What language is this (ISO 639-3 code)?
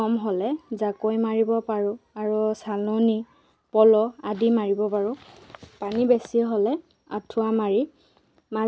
asm